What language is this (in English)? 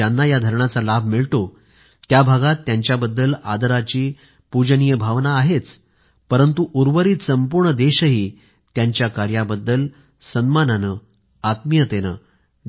Marathi